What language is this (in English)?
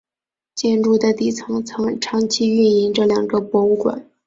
Chinese